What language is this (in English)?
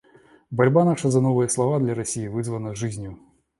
Russian